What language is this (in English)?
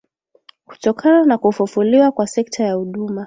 Swahili